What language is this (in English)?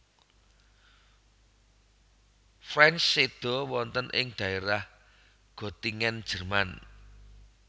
Javanese